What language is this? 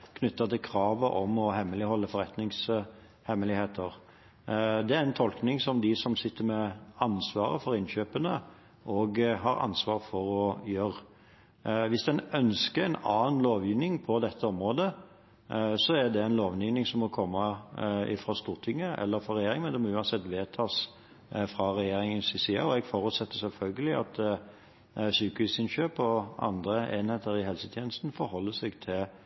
Norwegian Bokmål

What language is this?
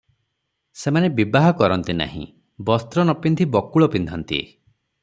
Odia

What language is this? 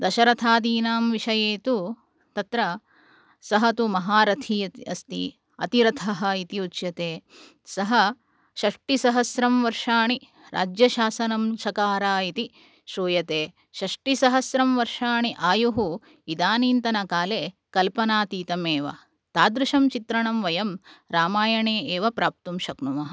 Sanskrit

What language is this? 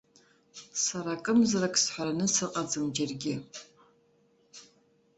Abkhazian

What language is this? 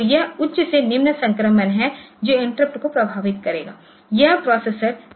Hindi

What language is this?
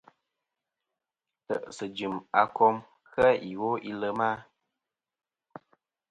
Kom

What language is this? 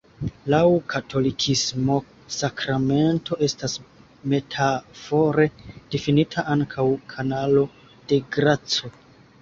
Esperanto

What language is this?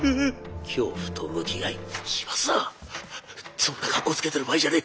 Japanese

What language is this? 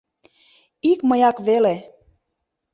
Mari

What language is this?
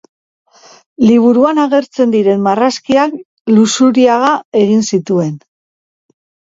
Basque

